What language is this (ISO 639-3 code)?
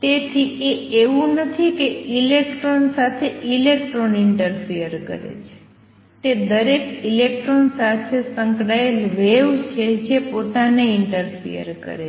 guj